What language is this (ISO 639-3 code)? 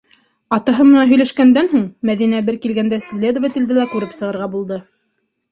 bak